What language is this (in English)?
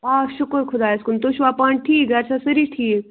Kashmiri